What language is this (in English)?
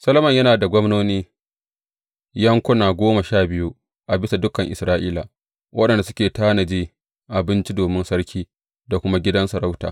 Hausa